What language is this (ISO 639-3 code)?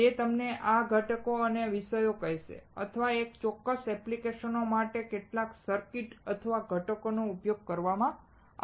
guj